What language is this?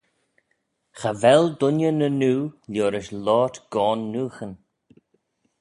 Manx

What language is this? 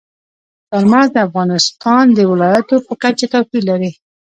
Pashto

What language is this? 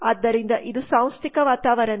Kannada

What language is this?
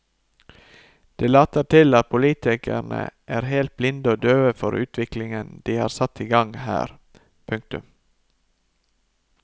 Norwegian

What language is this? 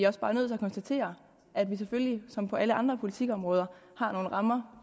Danish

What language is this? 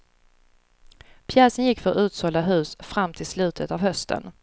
Swedish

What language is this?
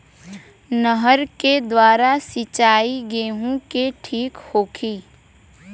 Bhojpuri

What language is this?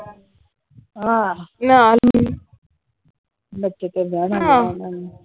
Punjabi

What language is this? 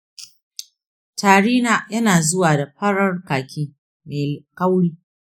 Hausa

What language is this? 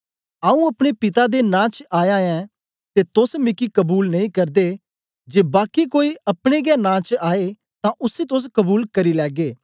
Dogri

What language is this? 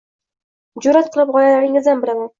Uzbek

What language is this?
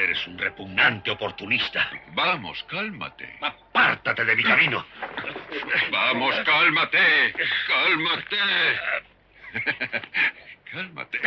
Spanish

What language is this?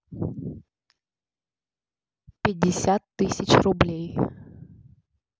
Russian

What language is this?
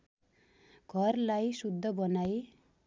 Nepali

